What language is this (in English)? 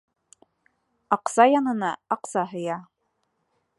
Bashkir